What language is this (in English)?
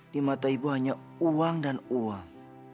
Indonesian